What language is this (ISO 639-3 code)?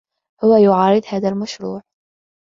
ara